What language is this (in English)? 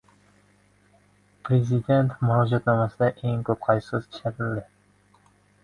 Uzbek